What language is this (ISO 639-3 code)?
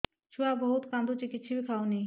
ori